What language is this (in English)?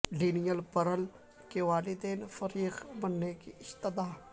Urdu